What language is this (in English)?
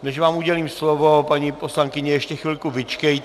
Czech